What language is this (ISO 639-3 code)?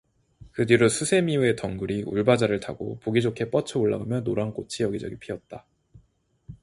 kor